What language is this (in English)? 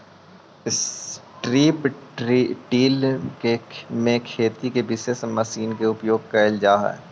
Magahi